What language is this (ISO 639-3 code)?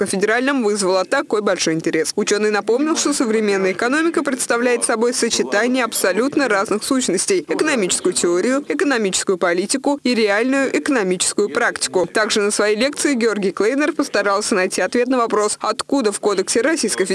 rus